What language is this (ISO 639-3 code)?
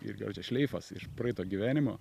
lit